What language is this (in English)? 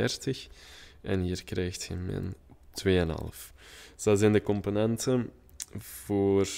Dutch